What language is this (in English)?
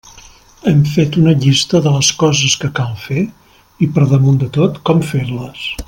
Catalan